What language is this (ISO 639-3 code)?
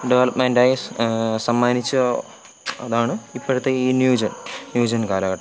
mal